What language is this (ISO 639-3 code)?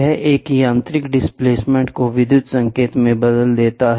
hin